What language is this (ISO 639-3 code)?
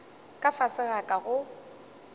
nso